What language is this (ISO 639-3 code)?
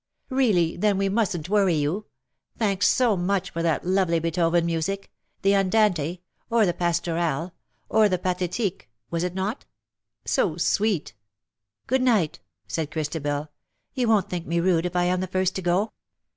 eng